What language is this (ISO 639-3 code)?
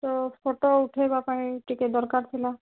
ori